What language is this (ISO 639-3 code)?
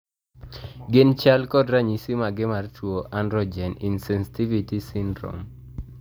luo